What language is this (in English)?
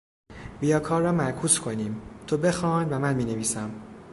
Persian